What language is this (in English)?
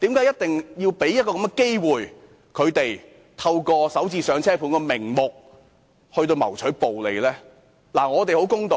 Cantonese